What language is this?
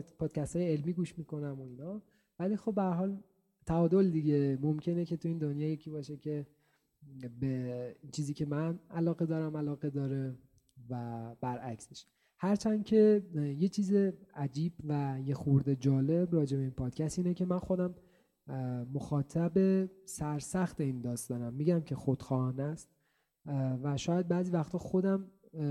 Persian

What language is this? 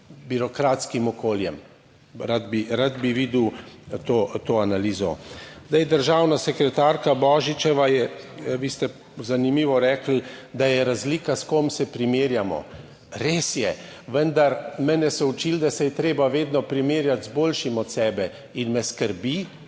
Slovenian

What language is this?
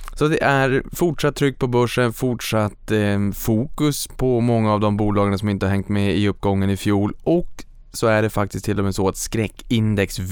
Swedish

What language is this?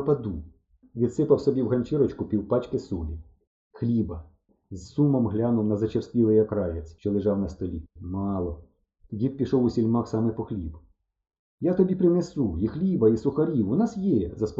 Ukrainian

